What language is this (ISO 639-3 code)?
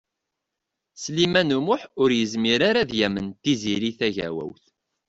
kab